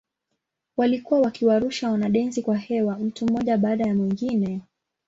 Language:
Swahili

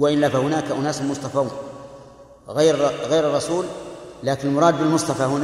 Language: Arabic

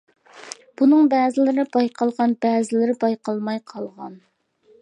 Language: Uyghur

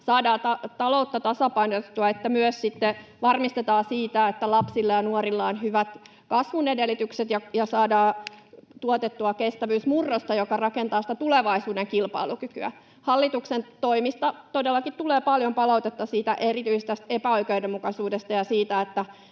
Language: Finnish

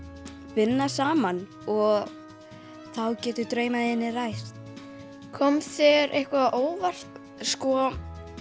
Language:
Icelandic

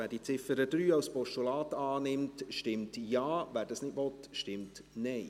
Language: Swiss German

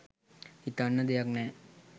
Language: Sinhala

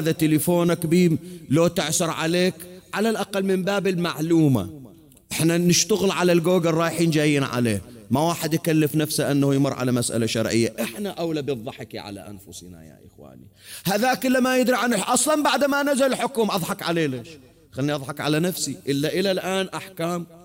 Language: Arabic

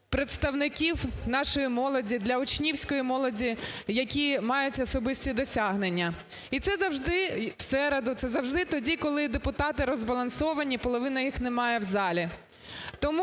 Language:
Ukrainian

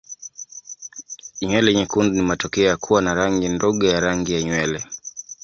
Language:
Swahili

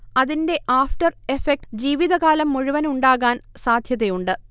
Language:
Malayalam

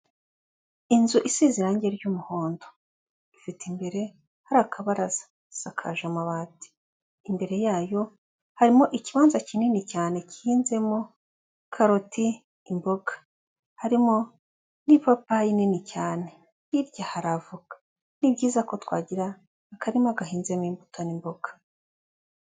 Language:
Kinyarwanda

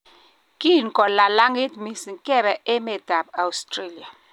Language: Kalenjin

